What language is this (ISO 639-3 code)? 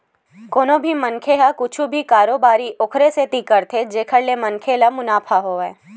hne